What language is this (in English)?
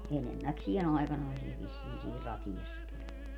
Finnish